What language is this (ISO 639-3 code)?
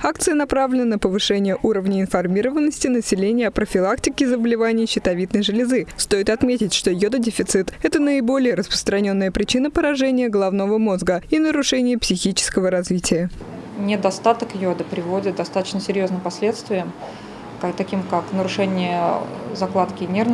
rus